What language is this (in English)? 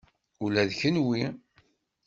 Kabyle